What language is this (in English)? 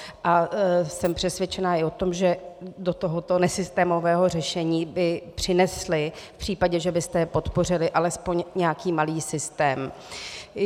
Czech